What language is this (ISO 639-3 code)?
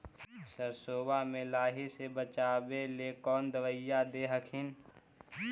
mag